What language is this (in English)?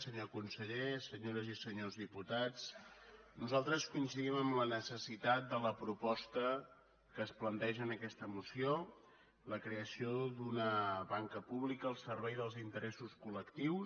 Catalan